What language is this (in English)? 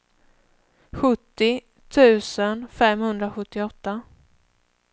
Swedish